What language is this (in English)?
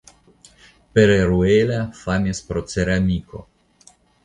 Esperanto